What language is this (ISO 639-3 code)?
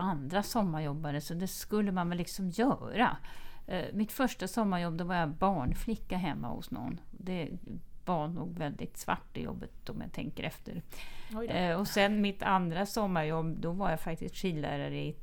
swe